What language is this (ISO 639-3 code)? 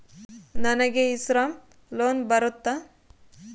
kan